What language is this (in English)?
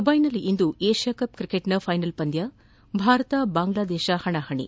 Kannada